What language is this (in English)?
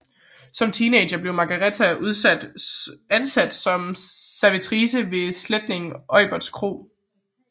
Danish